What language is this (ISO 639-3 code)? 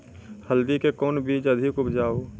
mai